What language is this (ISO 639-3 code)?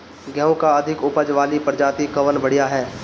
bho